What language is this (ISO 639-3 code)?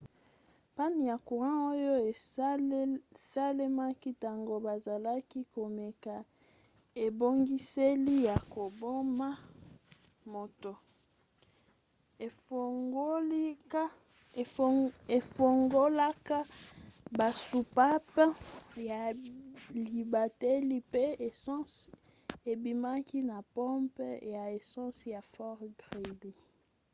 lin